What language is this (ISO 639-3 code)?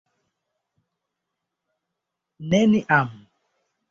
epo